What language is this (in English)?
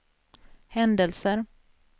Swedish